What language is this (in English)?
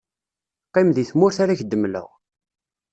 Kabyle